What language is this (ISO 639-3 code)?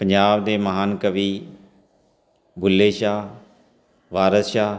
pan